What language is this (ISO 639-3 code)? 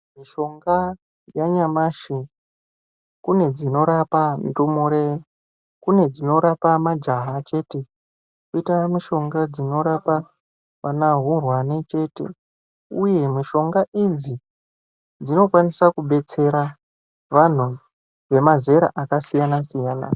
ndc